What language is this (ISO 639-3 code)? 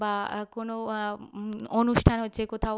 ben